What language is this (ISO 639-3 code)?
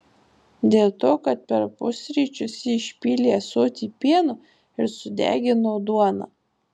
lit